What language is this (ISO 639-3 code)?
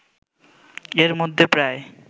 ben